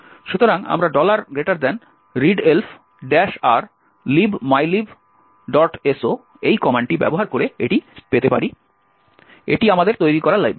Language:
Bangla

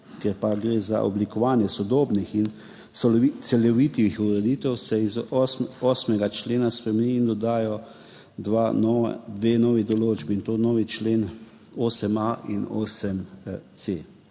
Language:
Slovenian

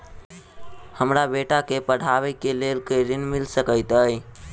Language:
Maithili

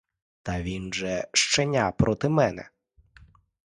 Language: Ukrainian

